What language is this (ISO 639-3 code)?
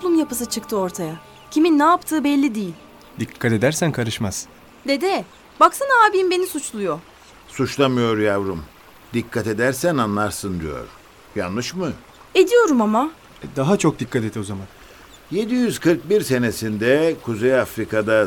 tur